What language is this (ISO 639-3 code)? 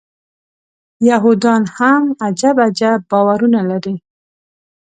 pus